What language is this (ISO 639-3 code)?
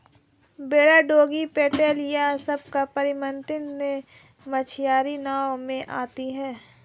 hin